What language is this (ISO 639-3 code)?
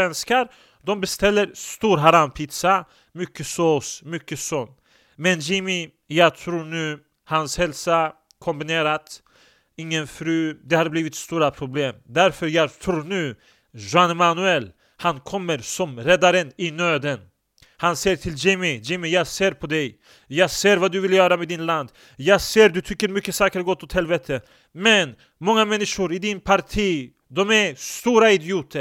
swe